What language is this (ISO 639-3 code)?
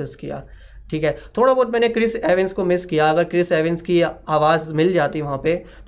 hin